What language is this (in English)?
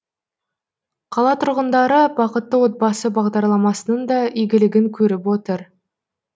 Kazakh